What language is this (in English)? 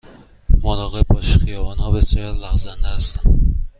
Persian